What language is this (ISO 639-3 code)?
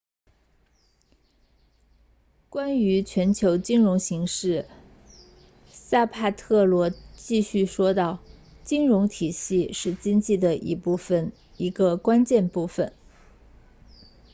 zho